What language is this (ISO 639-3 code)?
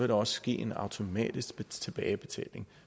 dan